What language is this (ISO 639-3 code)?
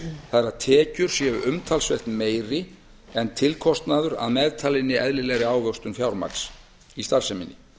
isl